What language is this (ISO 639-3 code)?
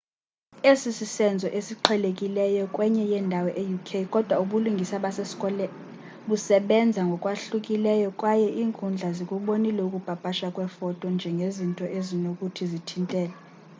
xho